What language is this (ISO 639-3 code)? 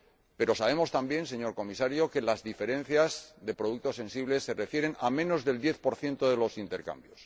spa